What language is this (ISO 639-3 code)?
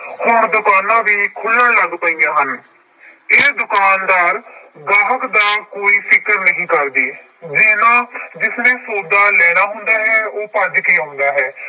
pan